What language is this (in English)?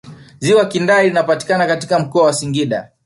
Swahili